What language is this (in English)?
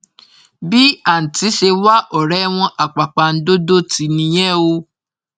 Yoruba